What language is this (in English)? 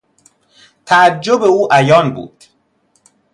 Persian